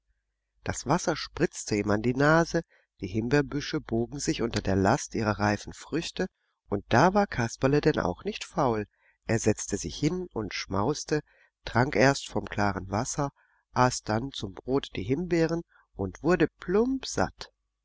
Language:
German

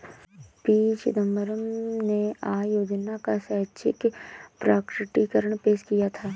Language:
Hindi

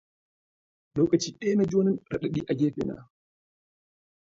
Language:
Hausa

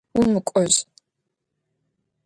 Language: Adyghe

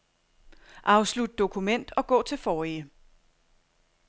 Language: Danish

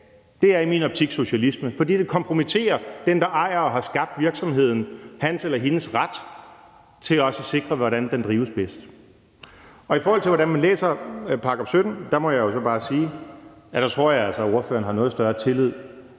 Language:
Danish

